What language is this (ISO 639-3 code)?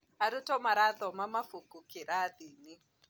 kik